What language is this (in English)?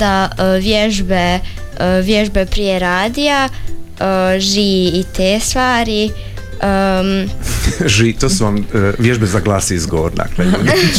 Croatian